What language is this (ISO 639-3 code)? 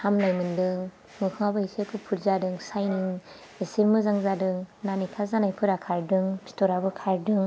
brx